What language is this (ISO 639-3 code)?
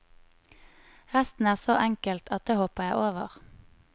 nor